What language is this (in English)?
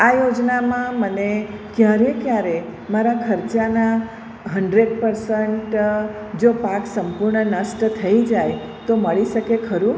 Gujarati